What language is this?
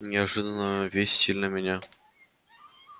Russian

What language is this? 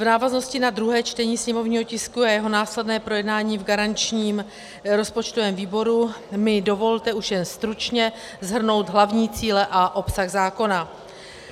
Czech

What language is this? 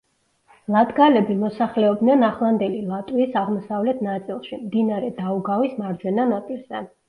Georgian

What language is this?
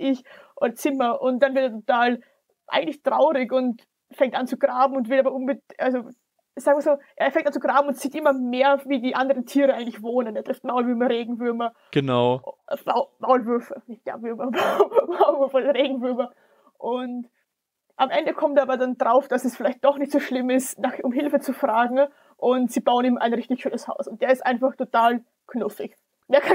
German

